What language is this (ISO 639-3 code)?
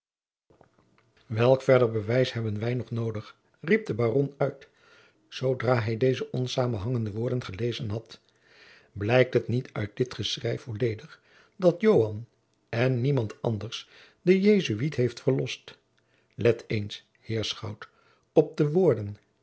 nld